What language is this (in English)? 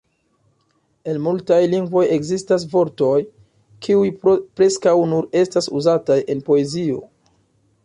Esperanto